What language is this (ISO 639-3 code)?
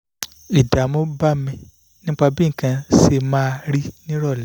yor